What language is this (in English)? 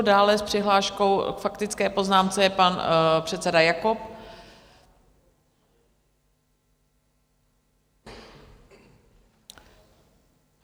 Czech